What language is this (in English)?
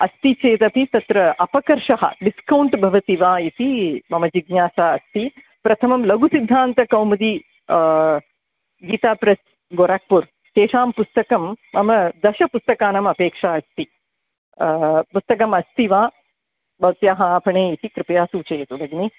Sanskrit